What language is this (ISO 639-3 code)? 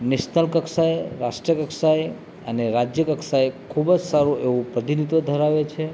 guj